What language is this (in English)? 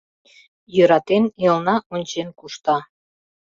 Mari